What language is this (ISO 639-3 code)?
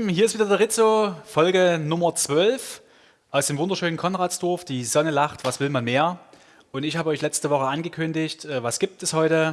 deu